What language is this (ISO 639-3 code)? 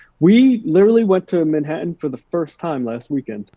eng